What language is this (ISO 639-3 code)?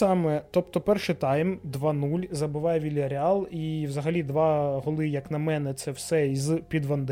ukr